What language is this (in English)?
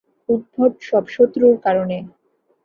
Bangla